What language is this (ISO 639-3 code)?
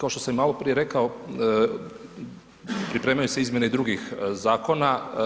hrv